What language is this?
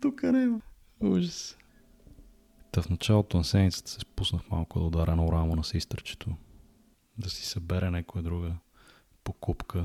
Bulgarian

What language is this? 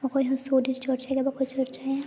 Santali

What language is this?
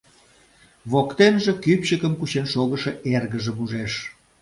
Mari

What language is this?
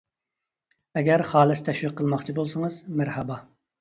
Uyghur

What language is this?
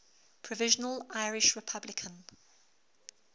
English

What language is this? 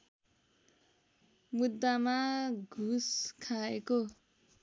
Nepali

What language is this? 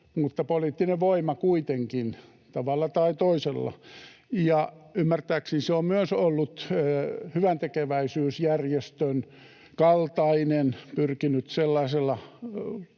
Finnish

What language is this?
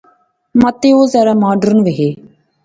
Pahari-Potwari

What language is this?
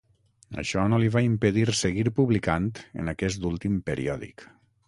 Catalan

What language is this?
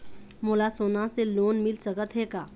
Chhattisgarhi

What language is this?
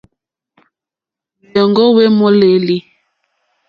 Mokpwe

